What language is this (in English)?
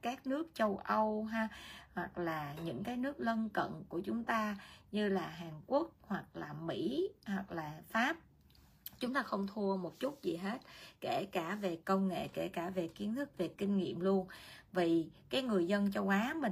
Vietnamese